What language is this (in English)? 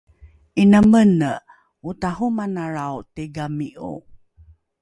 Rukai